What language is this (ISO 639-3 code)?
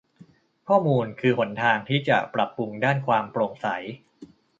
tha